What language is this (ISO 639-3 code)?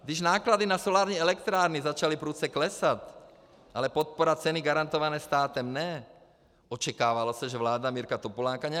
ces